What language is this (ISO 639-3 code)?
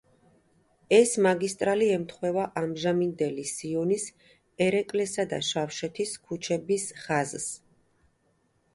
kat